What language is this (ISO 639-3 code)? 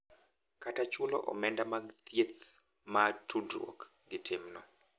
luo